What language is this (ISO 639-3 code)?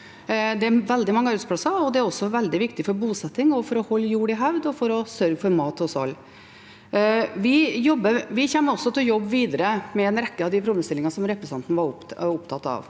nor